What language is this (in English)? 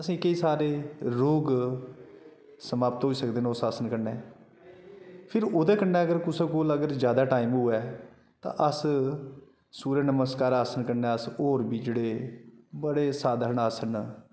Dogri